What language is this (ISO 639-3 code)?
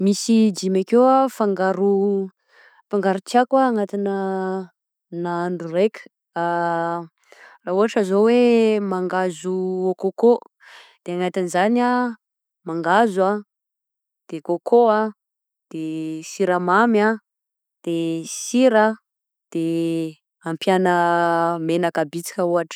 bzc